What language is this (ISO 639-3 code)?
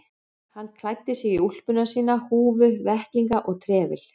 isl